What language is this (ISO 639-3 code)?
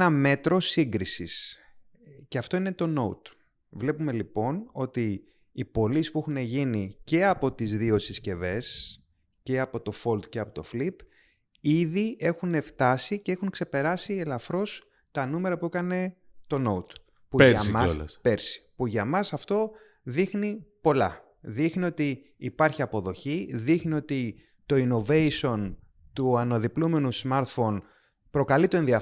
ell